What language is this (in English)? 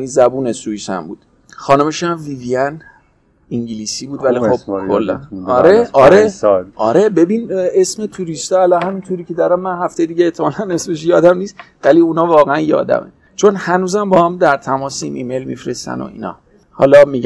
Persian